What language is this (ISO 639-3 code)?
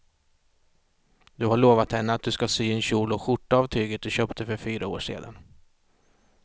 swe